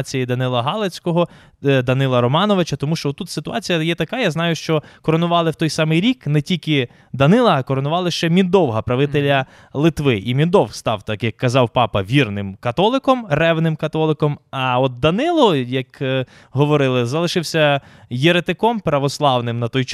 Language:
Ukrainian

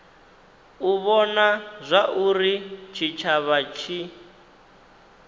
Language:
Venda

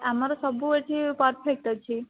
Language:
Odia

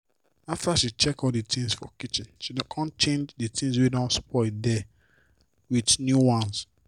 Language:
Nigerian Pidgin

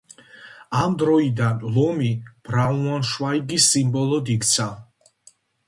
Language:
Georgian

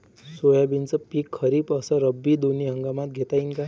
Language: Marathi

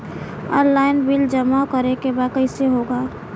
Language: Bhojpuri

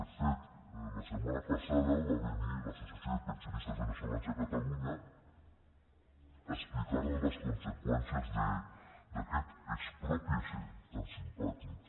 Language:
Catalan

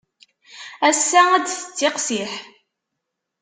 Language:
Kabyle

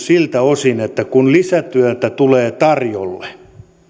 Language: Finnish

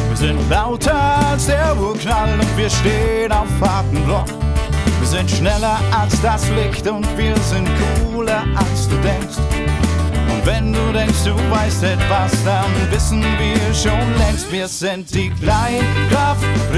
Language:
Dutch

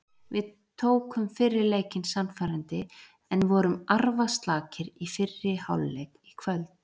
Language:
Icelandic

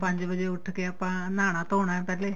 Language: Punjabi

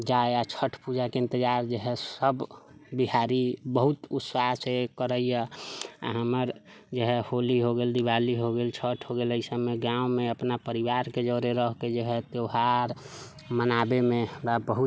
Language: Maithili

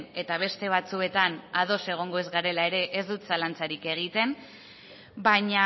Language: Basque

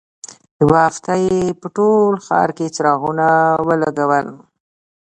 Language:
Pashto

